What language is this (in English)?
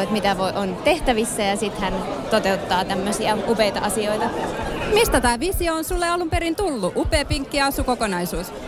Finnish